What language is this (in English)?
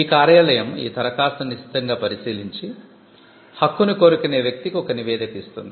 Telugu